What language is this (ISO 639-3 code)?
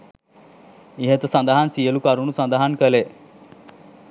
sin